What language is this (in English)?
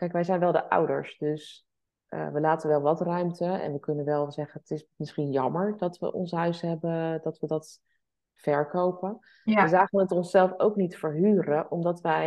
Dutch